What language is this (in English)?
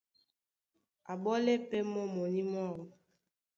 Duala